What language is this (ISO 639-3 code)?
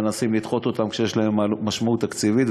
heb